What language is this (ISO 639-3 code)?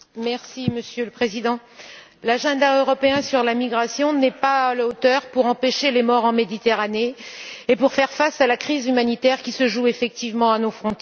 fra